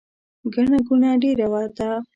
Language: Pashto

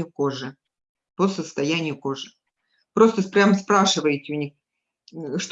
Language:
Russian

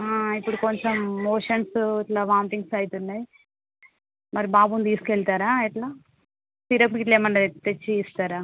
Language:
Telugu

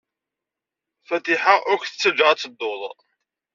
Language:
Kabyle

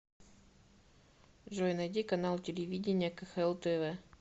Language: Russian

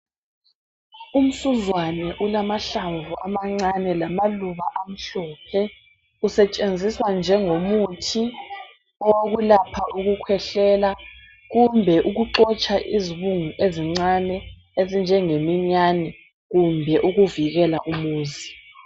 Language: North Ndebele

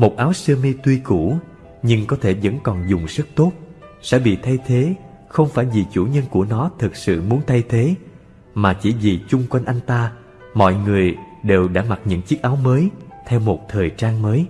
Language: Vietnamese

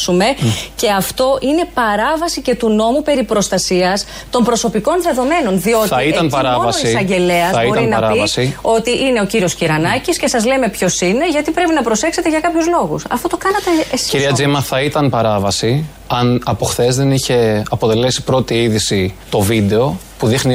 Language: Greek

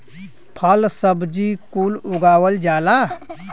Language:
Bhojpuri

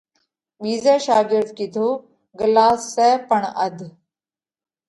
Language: Parkari Koli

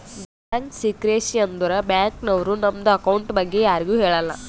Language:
Kannada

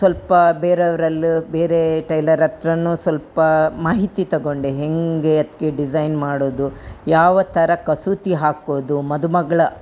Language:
Kannada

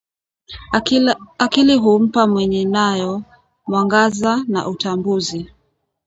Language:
Swahili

